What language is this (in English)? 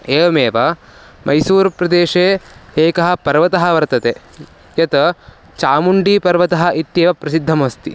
Sanskrit